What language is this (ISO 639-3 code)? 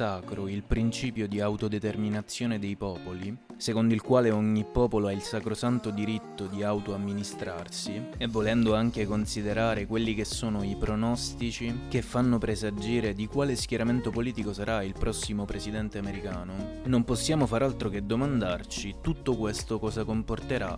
ita